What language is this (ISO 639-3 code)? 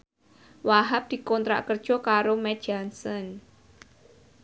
jav